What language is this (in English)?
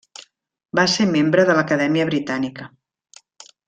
Catalan